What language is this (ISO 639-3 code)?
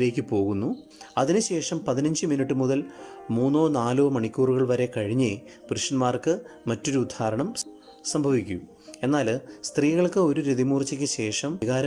mal